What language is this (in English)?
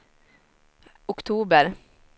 Swedish